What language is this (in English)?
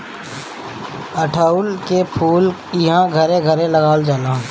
Bhojpuri